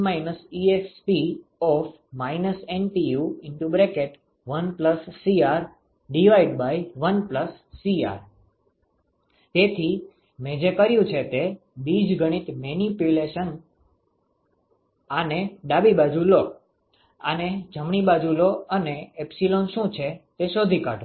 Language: Gujarati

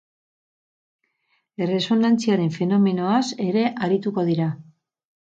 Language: Basque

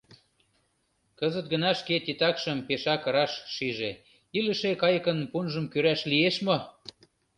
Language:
Mari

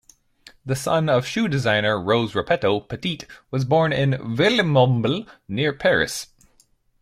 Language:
English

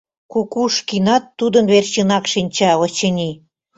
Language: Mari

